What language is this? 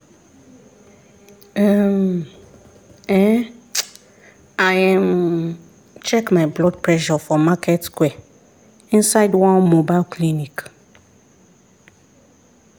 Nigerian Pidgin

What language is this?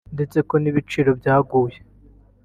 Kinyarwanda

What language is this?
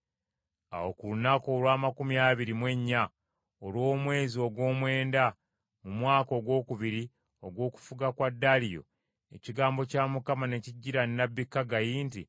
Ganda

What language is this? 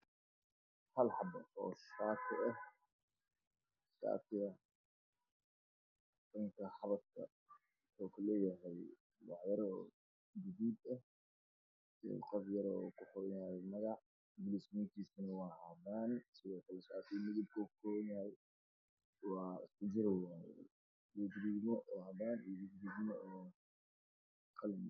Somali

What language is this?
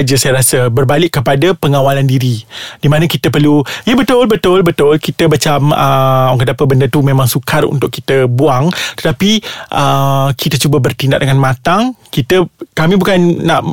Malay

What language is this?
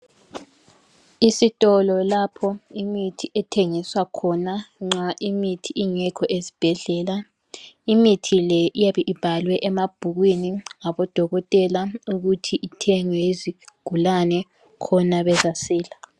North Ndebele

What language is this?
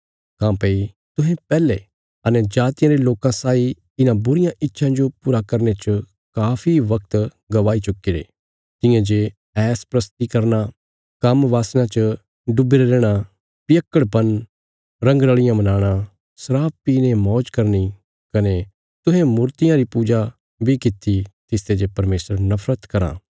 Bilaspuri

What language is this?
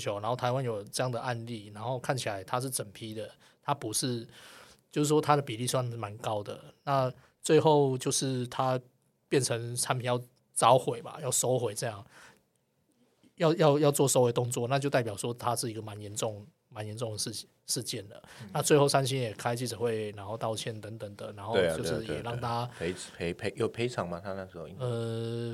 Chinese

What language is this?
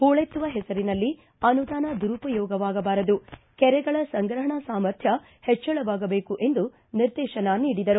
Kannada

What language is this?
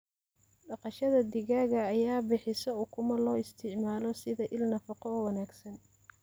Somali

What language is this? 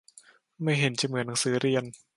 Thai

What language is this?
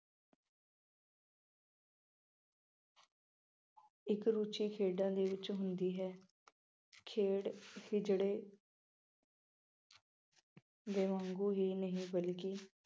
Punjabi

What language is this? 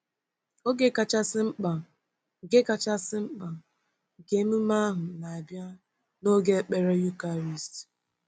Igbo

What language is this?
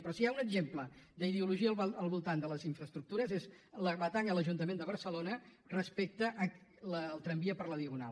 Catalan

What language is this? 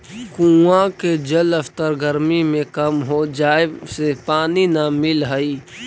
Magahi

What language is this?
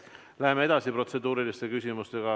Estonian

